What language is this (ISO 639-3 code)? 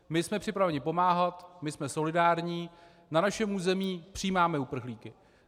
ces